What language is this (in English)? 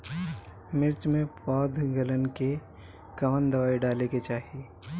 Bhojpuri